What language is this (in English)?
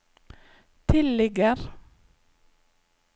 Norwegian